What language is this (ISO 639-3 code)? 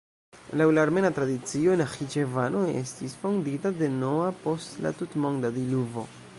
epo